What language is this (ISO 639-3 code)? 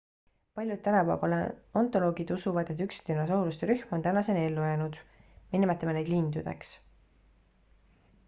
est